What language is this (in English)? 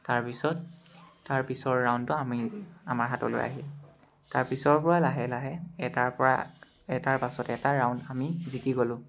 Assamese